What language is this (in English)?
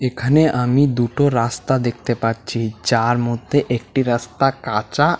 Bangla